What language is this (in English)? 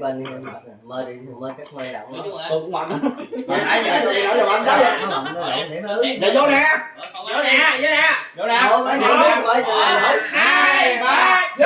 Vietnamese